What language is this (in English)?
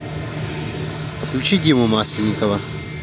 Russian